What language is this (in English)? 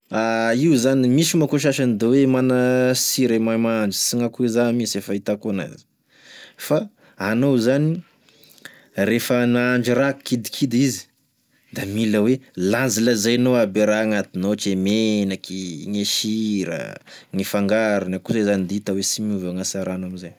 Tesaka Malagasy